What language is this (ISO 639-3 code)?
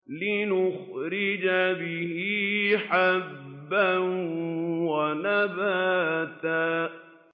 ara